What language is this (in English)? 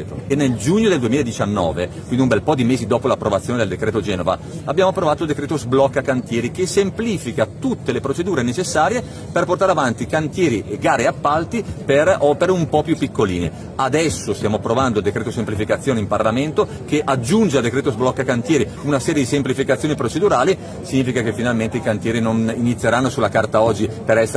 Italian